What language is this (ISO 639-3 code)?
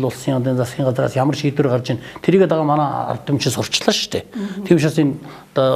kor